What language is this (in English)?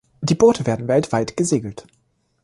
German